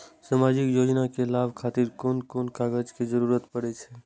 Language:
Maithili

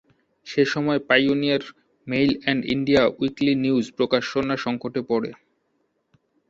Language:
Bangla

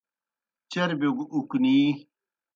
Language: Kohistani Shina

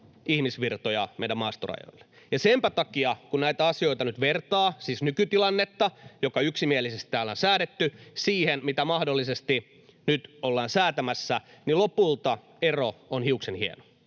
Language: Finnish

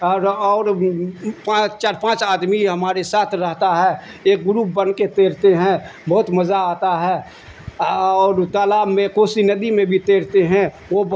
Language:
Urdu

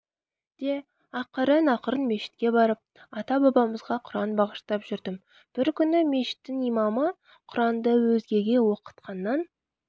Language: Kazakh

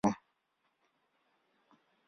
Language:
Swahili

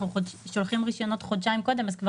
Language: Hebrew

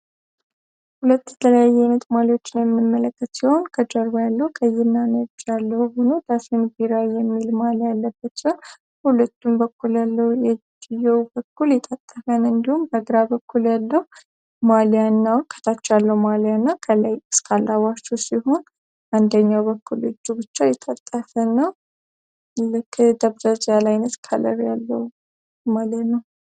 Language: Amharic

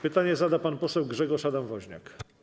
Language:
Polish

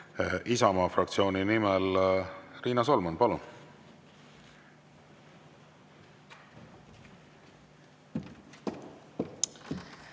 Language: Estonian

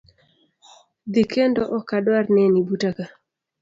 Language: Luo (Kenya and Tanzania)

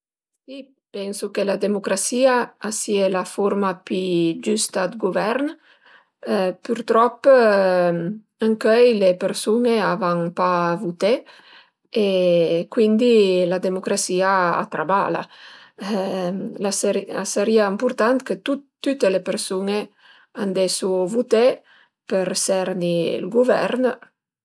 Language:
Piedmontese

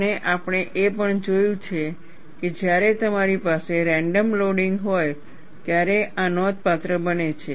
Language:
Gujarati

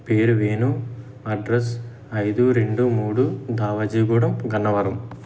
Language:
Telugu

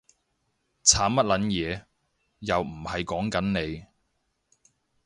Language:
Cantonese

